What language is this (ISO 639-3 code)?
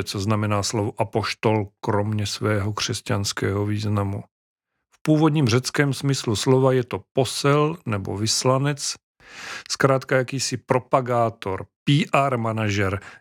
ces